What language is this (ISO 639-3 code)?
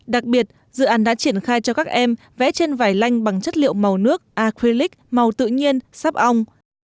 vie